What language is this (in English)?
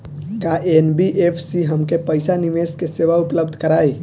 Bhojpuri